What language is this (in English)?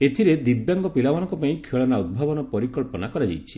Odia